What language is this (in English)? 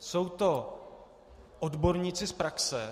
Czech